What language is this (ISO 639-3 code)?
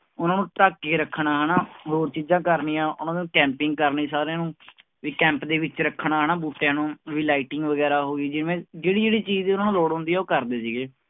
pan